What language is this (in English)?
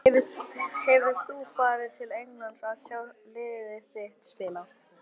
Icelandic